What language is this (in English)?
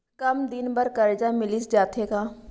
Chhattisgarhi